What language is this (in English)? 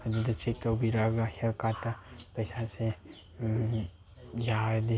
Manipuri